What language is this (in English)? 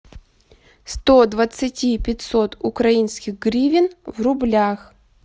Russian